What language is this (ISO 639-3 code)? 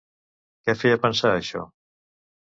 cat